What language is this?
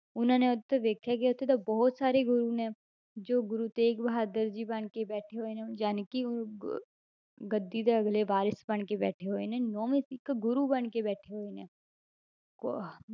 Punjabi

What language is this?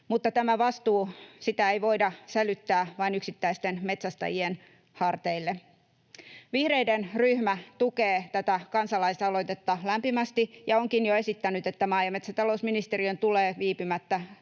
Finnish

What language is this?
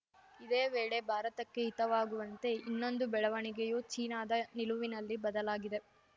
Kannada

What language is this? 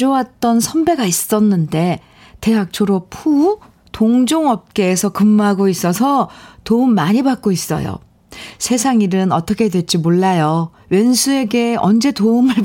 Korean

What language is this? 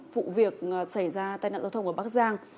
Vietnamese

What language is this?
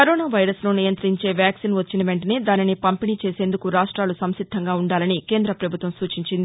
Telugu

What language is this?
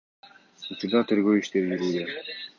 Kyrgyz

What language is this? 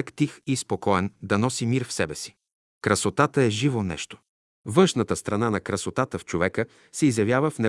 Bulgarian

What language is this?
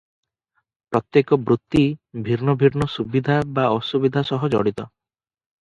Odia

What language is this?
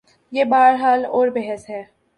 Urdu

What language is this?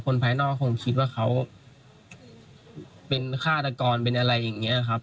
Thai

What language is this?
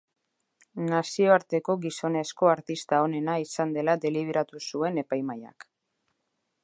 Basque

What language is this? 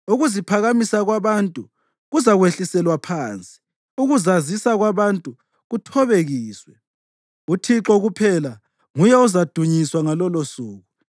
North Ndebele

